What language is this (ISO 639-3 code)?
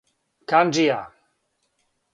srp